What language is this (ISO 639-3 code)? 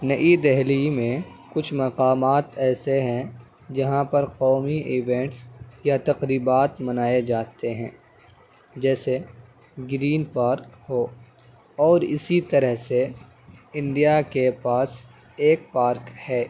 urd